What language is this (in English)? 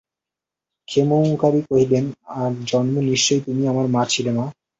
Bangla